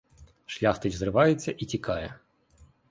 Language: Ukrainian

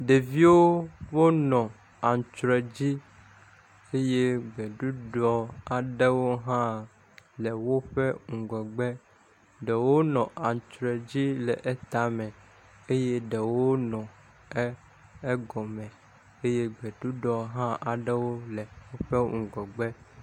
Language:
Ewe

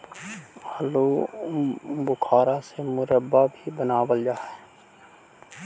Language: Magahi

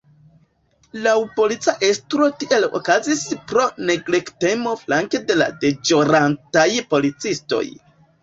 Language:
Esperanto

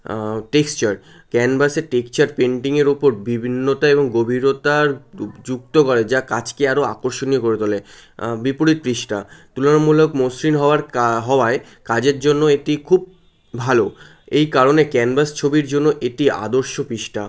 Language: Bangla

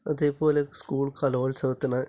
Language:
Malayalam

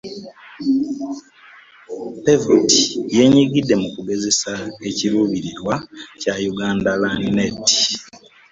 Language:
Ganda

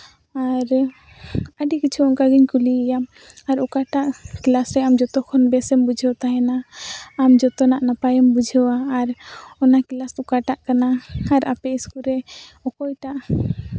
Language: Santali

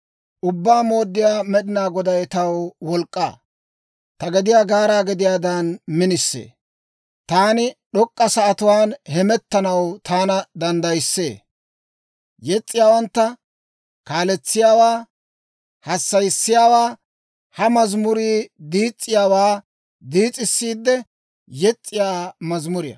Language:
Dawro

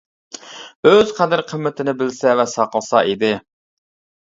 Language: Uyghur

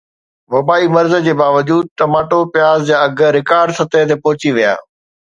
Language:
Sindhi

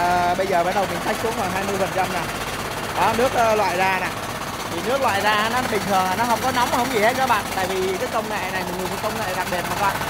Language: Vietnamese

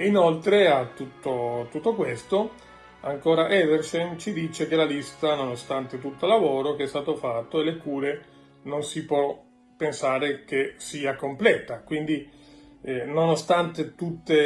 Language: Italian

